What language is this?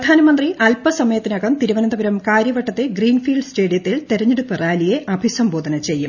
Malayalam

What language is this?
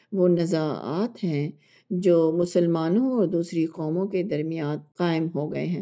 Urdu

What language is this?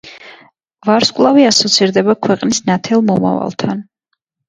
Georgian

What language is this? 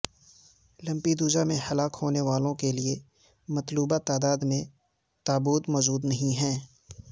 Urdu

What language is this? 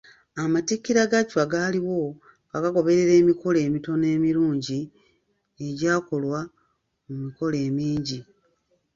Ganda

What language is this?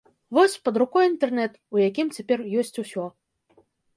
Belarusian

